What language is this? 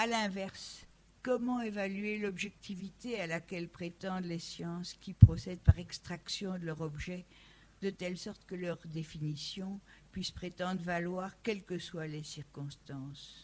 French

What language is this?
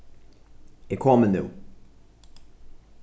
Faroese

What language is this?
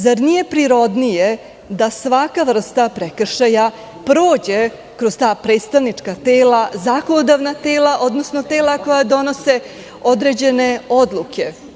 Serbian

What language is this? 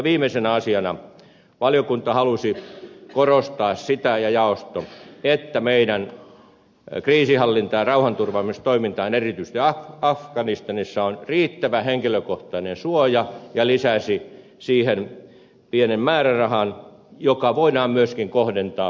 Finnish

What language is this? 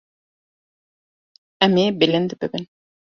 Kurdish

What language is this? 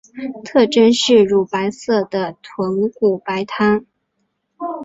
Chinese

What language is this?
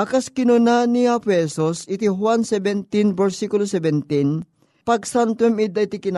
Filipino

